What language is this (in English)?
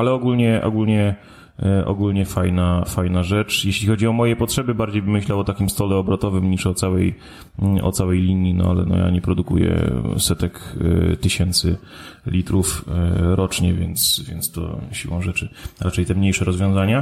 Polish